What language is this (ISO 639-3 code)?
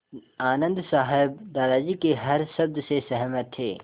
hin